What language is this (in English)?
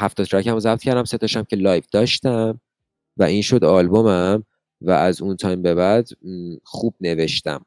Persian